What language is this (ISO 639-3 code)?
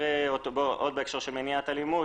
heb